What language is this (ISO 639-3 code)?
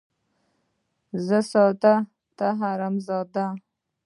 pus